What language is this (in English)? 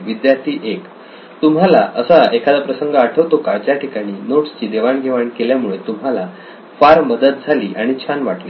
Marathi